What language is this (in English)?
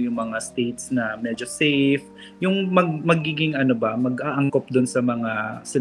Filipino